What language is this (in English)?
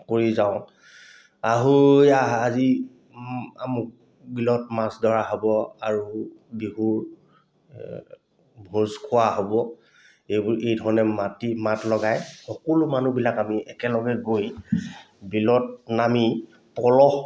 Assamese